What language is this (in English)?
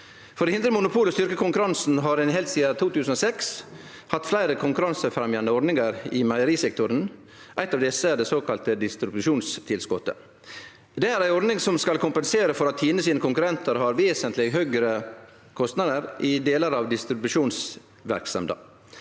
Norwegian